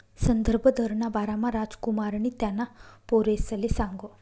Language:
Marathi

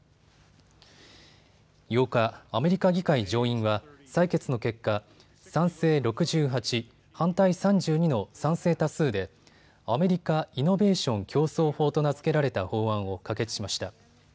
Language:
Japanese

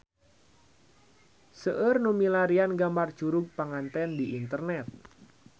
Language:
Sundanese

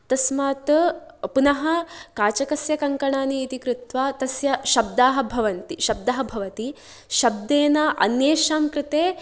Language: Sanskrit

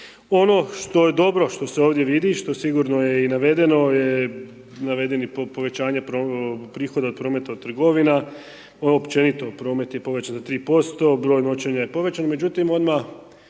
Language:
Croatian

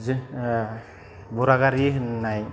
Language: Bodo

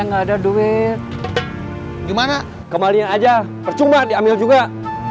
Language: Indonesian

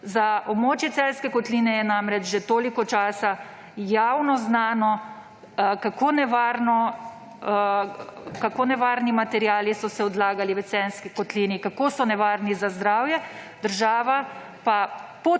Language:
Slovenian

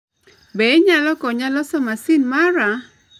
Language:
Luo (Kenya and Tanzania)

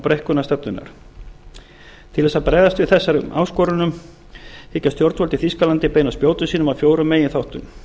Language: Icelandic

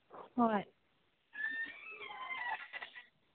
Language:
Manipuri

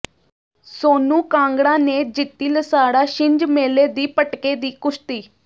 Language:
Punjabi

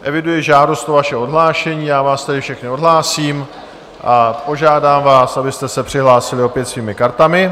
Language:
Czech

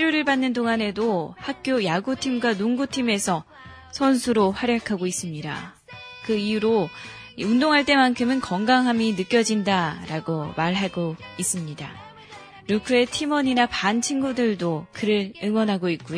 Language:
Korean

